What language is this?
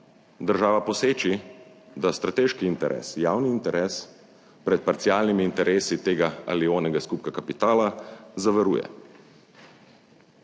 Slovenian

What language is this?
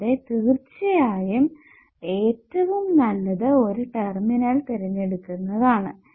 Malayalam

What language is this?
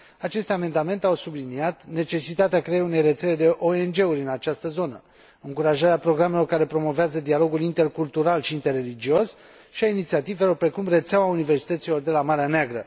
Romanian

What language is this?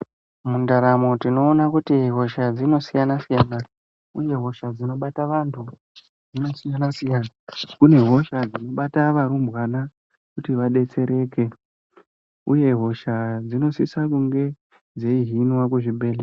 Ndau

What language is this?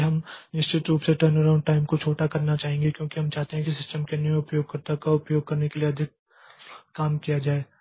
Hindi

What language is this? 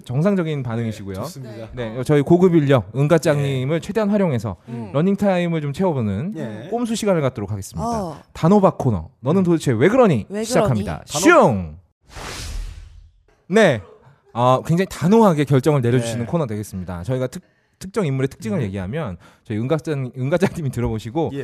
Korean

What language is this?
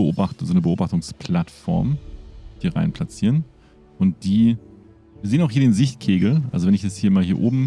German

